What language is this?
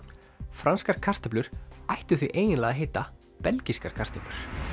Icelandic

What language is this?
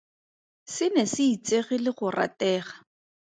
Tswana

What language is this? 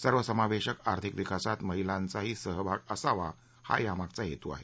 Marathi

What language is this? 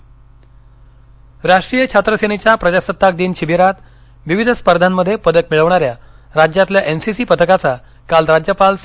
Marathi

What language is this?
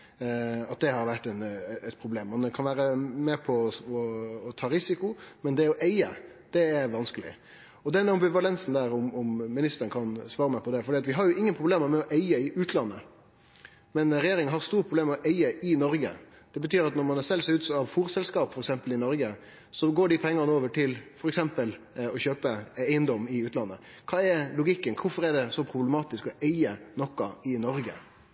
Norwegian Nynorsk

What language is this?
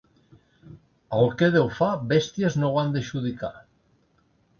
Catalan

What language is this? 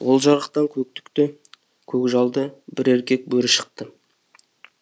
Kazakh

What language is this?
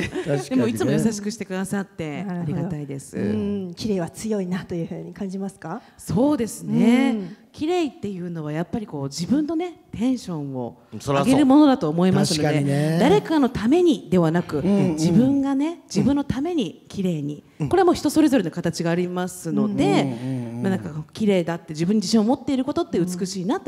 Japanese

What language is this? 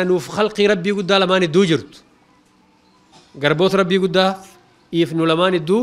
Arabic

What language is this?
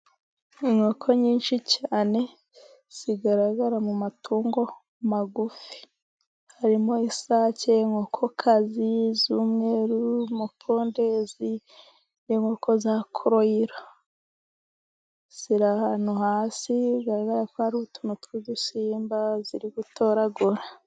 Kinyarwanda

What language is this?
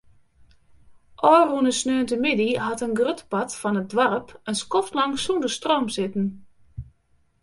Western Frisian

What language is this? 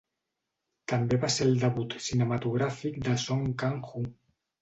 Catalan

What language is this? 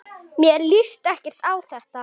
Icelandic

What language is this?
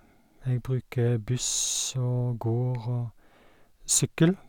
Norwegian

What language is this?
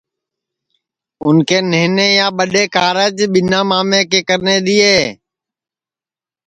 Sansi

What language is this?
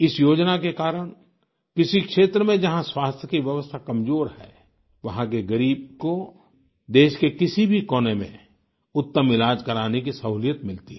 Hindi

